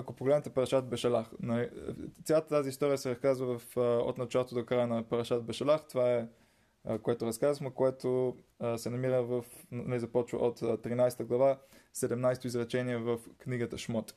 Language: Bulgarian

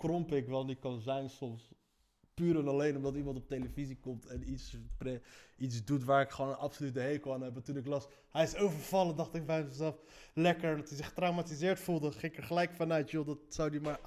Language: Dutch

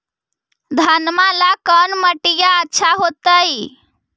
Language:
Magahi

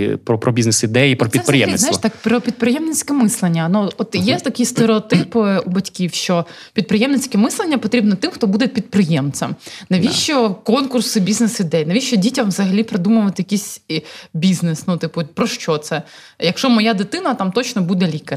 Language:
Ukrainian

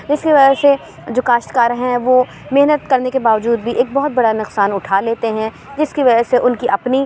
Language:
Urdu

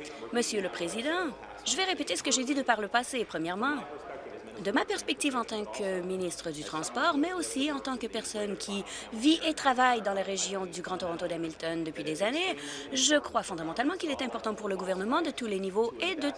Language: French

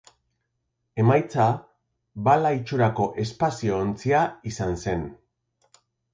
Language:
Basque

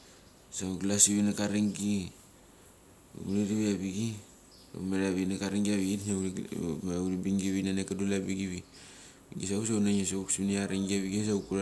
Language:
Mali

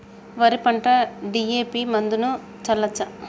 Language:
Telugu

